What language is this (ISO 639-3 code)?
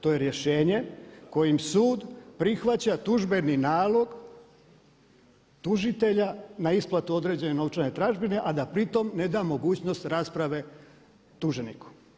hrv